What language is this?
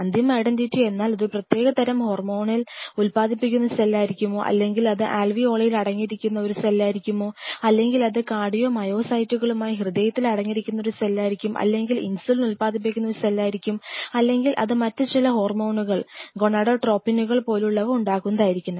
Malayalam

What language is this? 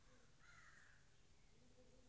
Kannada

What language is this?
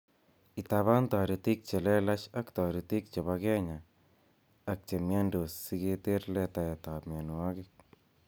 Kalenjin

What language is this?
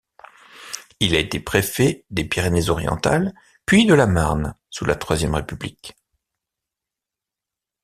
French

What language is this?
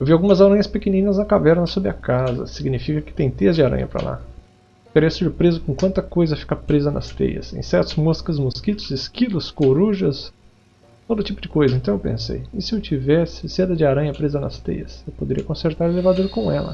Portuguese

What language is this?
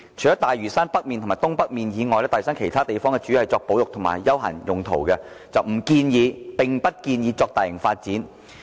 Cantonese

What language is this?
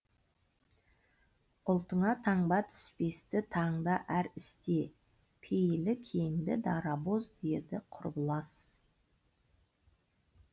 Kazakh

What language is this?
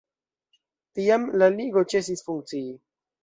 Esperanto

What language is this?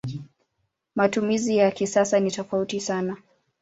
Swahili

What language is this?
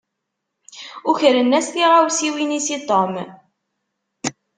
Kabyle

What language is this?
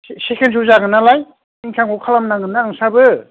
Bodo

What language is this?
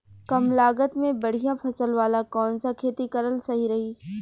Bhojpuri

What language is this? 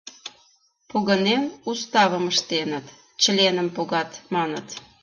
Mari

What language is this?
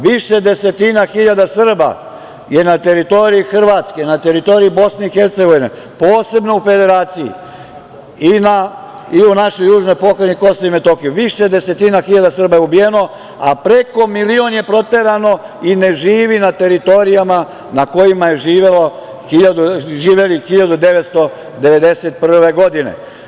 Serbian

